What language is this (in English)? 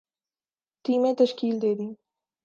Urdu